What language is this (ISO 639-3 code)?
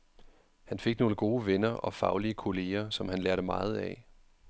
dan